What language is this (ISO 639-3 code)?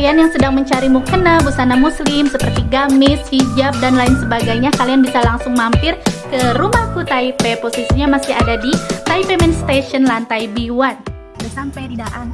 ind